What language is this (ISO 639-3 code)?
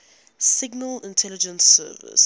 eng